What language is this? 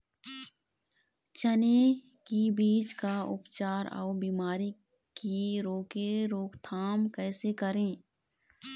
Chhattisgarhi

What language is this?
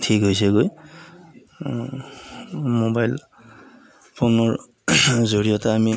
Assamese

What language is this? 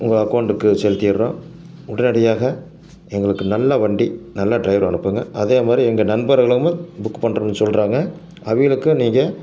Tamil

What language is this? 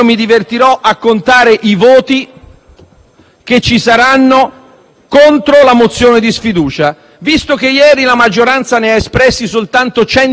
Italian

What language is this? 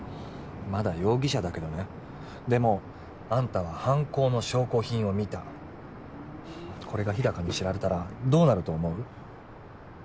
Japanese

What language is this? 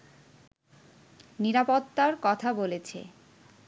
Bangla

